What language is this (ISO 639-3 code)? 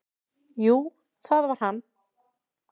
isl